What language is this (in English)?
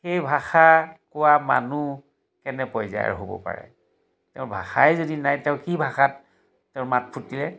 Assamese